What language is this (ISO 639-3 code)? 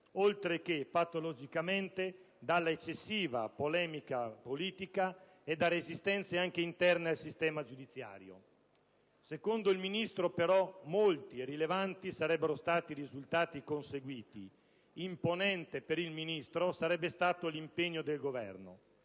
ita